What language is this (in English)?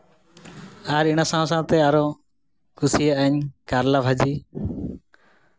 Santali